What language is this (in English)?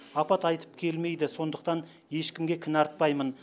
Kazakh